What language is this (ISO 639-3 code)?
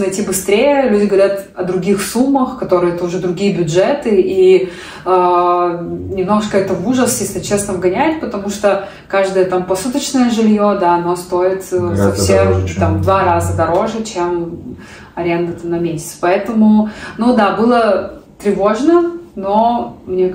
rus